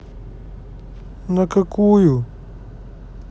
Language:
Russian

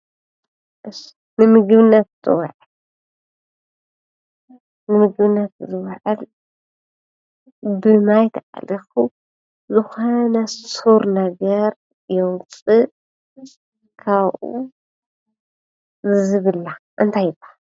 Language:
Tigrinya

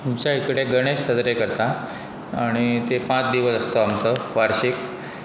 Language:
Konkani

